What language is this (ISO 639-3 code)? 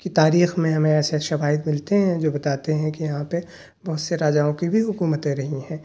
urd